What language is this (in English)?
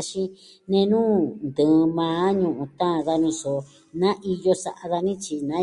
Southwestern Tlaxiaco Mixtec